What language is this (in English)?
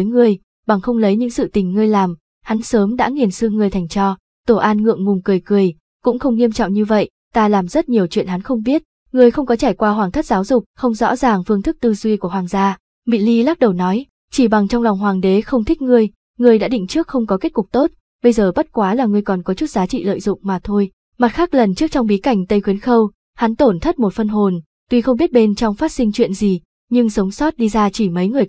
Vietnamese